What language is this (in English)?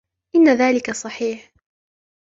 Arabic